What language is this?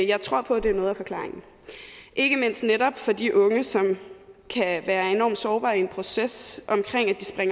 Danish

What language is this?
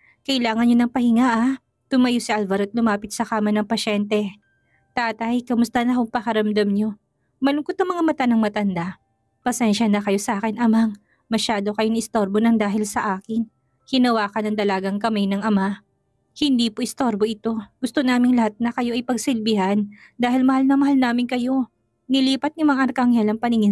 Filipino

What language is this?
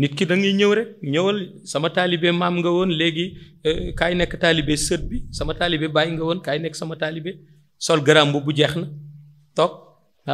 Indonesian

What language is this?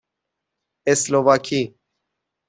Persian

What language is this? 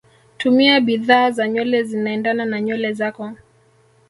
Swahili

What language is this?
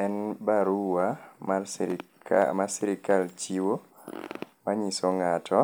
Luo (Kenya and Tanzania)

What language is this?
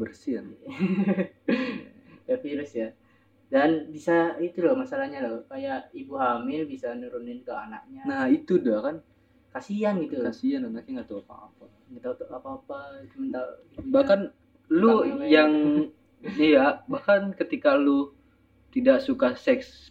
Indonesian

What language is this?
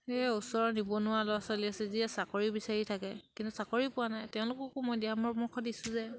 Assamese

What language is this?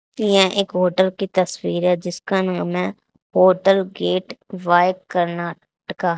Hindi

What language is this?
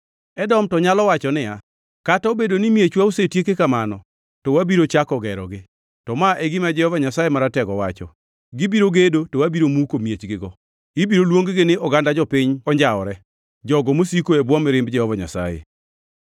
Luo (Kenya and Tanzania)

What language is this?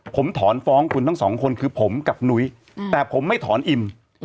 Thai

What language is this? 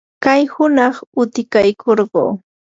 Yanahuanca Pasco Quechua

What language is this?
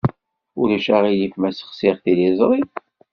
Kabyle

